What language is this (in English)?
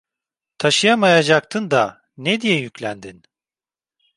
Turkish